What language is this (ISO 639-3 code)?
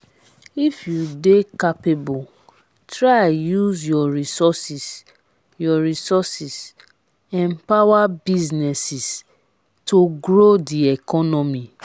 pcm